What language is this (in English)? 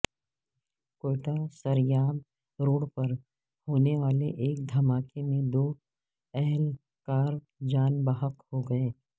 Urdu